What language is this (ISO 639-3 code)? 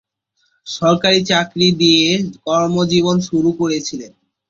ben